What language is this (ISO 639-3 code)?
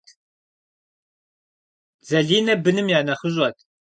kbd